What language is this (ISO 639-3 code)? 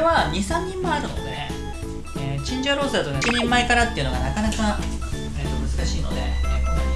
jpn